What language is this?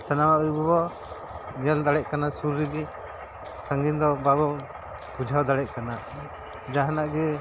Santali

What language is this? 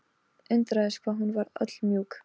Icelandic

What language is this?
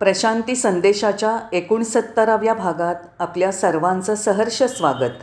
Marathi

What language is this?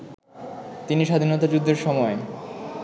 Bangla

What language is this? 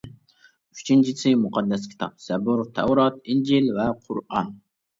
Uyghur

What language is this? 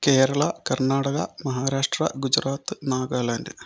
Malayalam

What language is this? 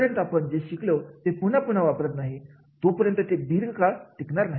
Marathi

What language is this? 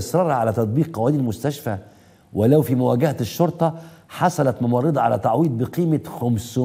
Arabic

